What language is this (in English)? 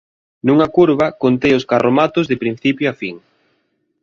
Galician